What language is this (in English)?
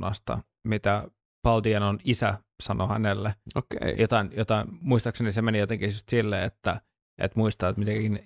Finnish